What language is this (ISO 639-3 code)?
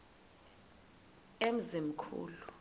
xho